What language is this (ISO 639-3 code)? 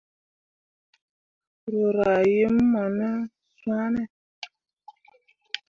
mua